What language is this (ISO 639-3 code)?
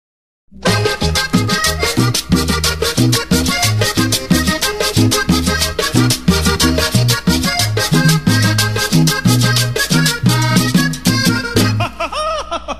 spa